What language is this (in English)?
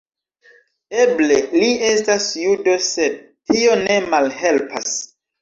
Esperanto